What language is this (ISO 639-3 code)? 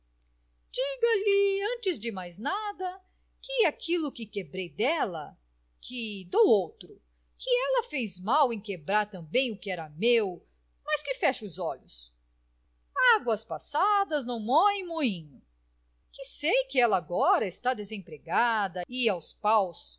por